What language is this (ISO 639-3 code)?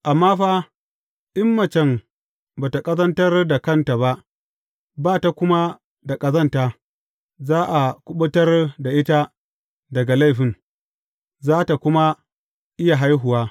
hau